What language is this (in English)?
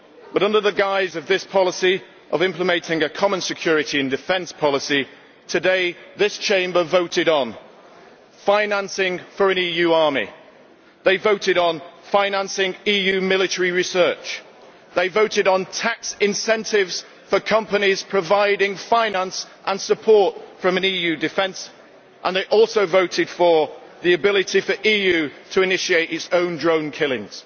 English